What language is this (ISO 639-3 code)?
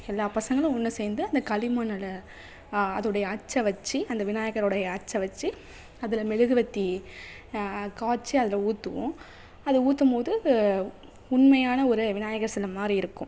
tam